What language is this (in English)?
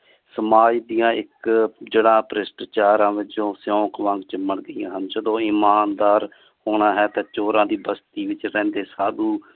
Punjabi